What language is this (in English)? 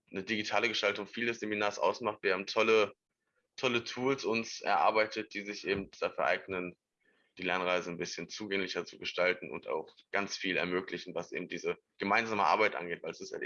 German